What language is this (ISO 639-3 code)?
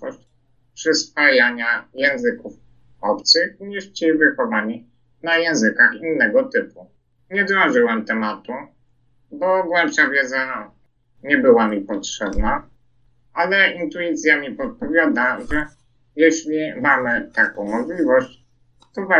pol